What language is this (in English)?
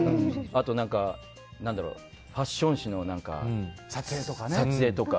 Japanese